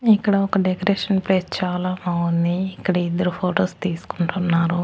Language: Telugu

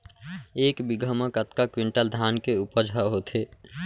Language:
Chhattisgarhi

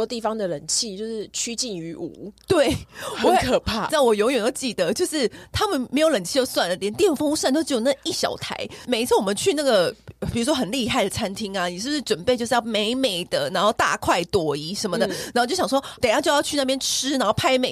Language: Chinese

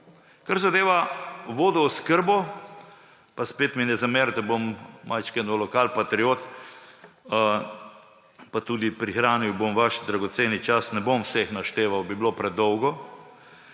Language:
Slovenian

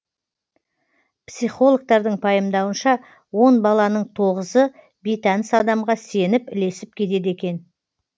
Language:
Kazakh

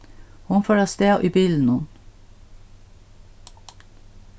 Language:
Faroese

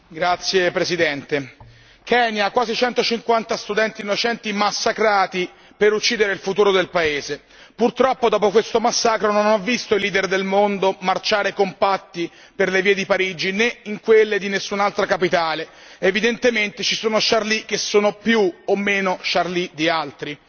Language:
Italian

